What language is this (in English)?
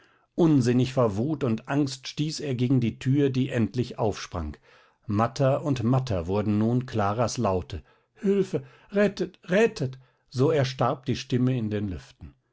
German